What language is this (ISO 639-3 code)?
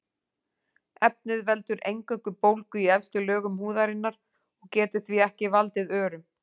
isl